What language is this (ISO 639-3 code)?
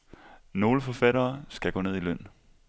dan